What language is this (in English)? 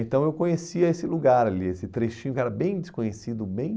Portuguese